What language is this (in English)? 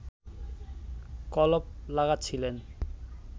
Bangla